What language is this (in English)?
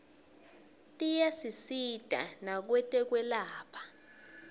Swati